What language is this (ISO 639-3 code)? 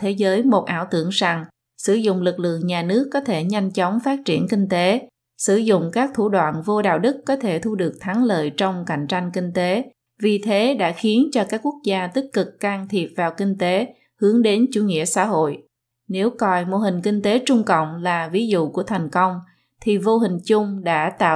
vie